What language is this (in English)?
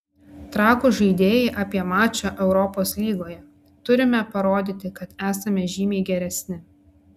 Lithuanian